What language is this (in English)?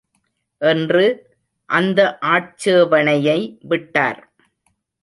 Tamil